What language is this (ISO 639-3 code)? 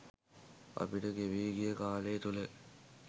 sin